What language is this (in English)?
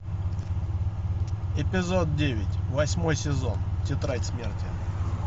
Russian